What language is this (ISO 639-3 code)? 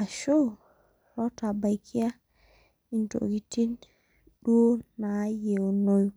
mas